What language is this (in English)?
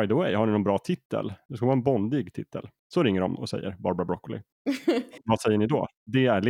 Swedish